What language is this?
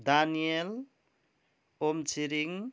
Nepali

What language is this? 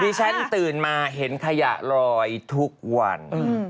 Thai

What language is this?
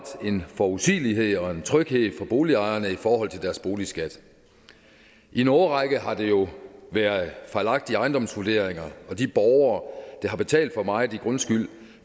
Danish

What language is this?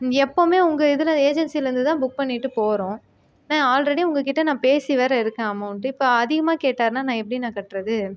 Tamil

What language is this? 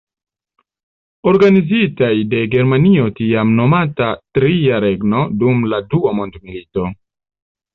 Esperanto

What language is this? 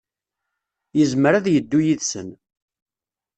Kabyle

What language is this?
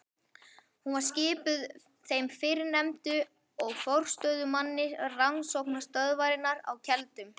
Icelandic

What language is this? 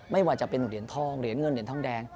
Thai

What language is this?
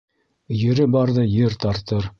Bashkir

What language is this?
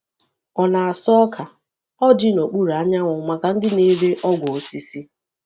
Igbo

